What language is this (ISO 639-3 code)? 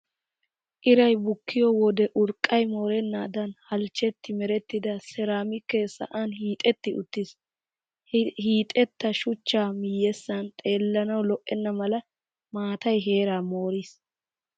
wal